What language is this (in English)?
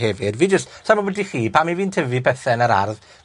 Welsh